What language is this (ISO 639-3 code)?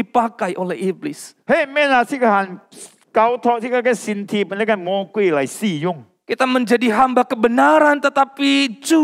ind